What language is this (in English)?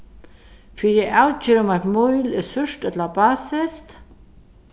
Faroese